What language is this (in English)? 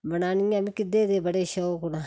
Dogri